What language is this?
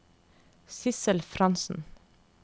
Norwegian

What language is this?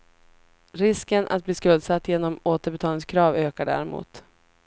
Swedish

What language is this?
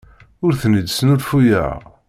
Kabyle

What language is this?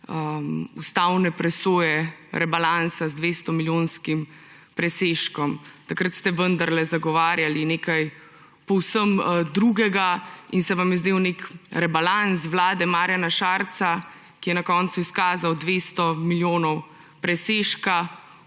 Slovenian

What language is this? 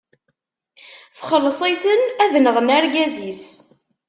Kabyle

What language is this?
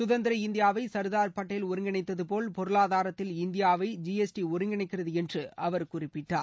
Tamil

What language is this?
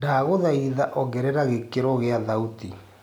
Kikuyu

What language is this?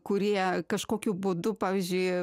Lithuanian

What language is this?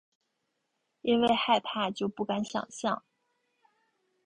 Chinese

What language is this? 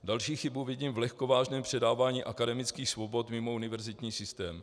Czech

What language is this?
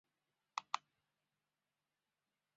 Chinese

